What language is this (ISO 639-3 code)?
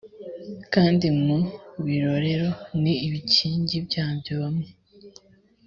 kin